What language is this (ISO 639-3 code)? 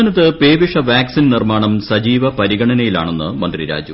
mal